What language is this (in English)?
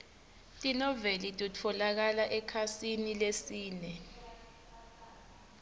Swati